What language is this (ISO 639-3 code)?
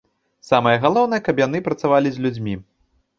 bel